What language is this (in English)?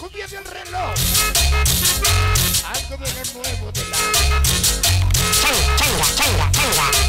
Spanish